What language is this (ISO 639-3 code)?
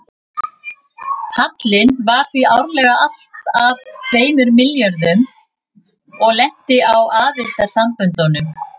isl